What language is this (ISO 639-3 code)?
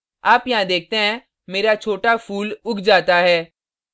hin